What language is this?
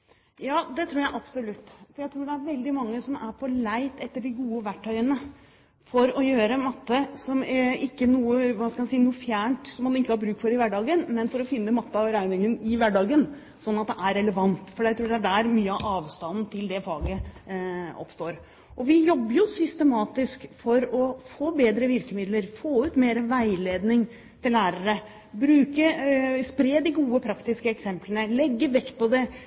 Norwegian Bokmål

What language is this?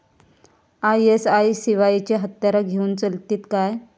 Marathi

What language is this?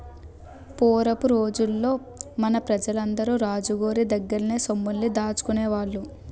Telugu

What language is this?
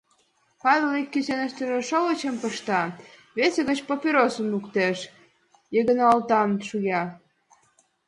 Mari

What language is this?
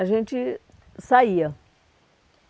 Portuguese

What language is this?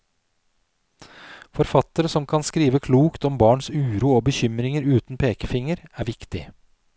Norwegian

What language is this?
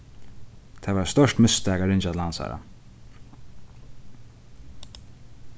Faroese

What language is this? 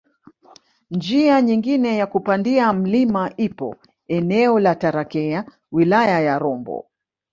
Swahili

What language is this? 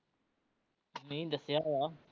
Punjabi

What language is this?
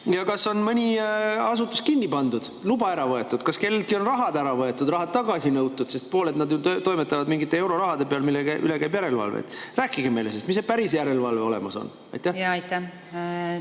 Estonian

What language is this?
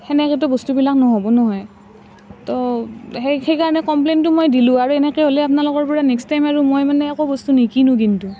Assamese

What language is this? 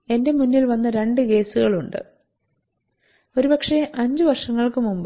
Malayalam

